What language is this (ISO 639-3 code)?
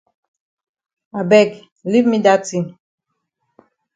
wes